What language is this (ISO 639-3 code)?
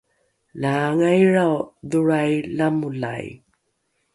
dru